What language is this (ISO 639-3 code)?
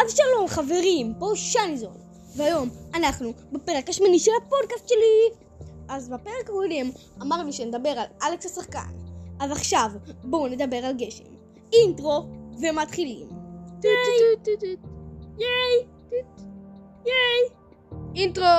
heb